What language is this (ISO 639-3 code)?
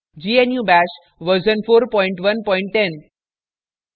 hin